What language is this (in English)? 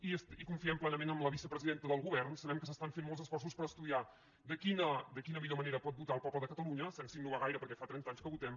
Catalan